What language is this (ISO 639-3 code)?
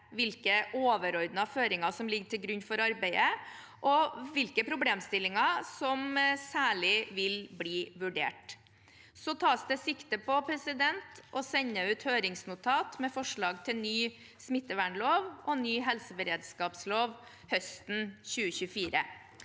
nor